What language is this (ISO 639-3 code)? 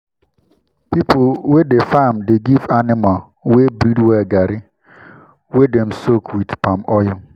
pcm